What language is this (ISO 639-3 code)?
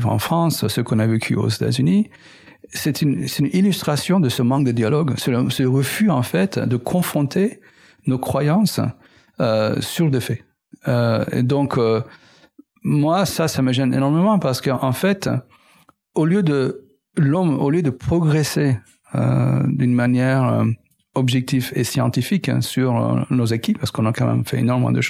fra